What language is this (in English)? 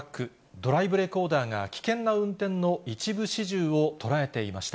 Japanese